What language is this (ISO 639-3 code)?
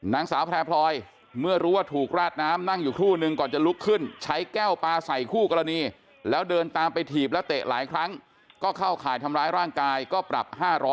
tha